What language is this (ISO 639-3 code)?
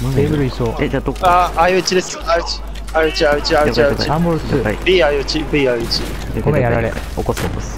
jpn